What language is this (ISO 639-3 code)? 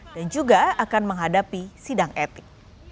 ind